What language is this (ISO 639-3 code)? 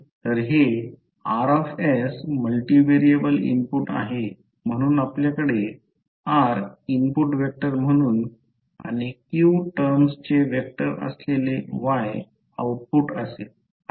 mar